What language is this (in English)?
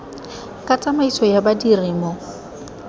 Tswana